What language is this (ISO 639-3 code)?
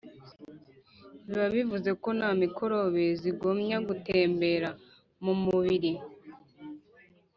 kin